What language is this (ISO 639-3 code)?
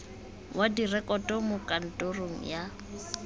tsn